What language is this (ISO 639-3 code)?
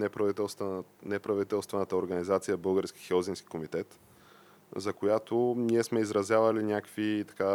bul